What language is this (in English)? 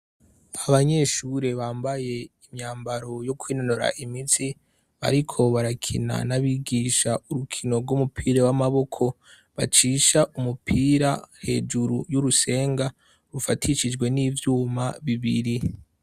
Rundi